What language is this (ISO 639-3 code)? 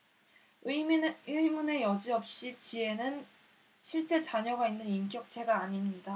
kor